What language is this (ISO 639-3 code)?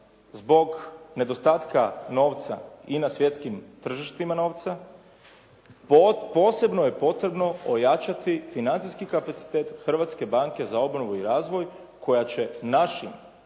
hrv